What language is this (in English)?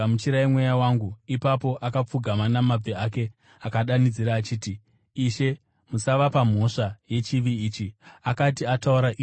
Shona